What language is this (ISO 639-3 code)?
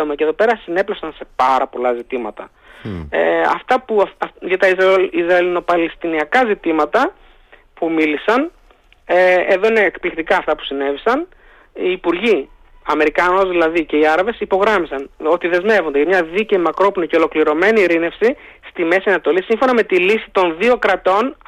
ell